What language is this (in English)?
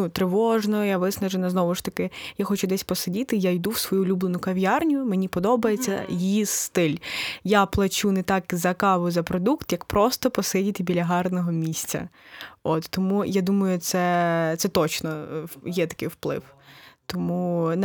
Ukrainian